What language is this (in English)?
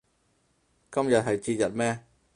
Cantonese